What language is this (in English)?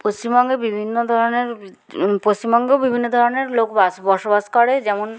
Bangla